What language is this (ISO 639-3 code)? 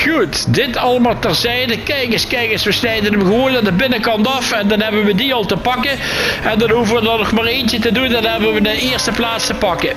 nld